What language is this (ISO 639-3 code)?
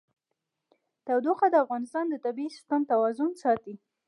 pus